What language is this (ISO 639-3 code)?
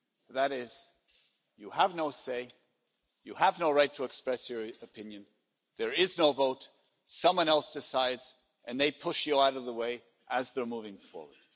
eng